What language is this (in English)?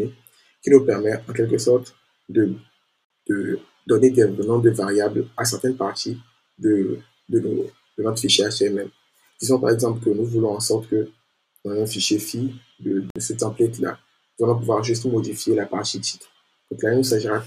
French